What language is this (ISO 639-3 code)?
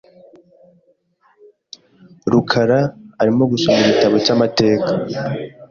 kin